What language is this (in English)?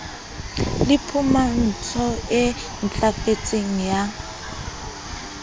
Southern Sotho